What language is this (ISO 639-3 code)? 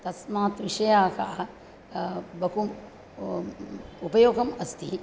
san